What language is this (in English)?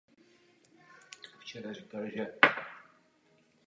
Czech